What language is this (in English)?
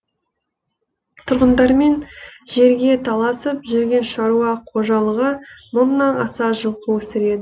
Kazakh